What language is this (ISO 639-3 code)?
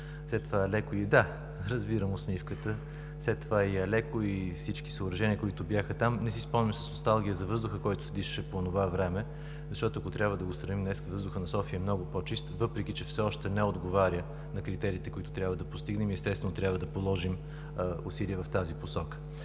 bul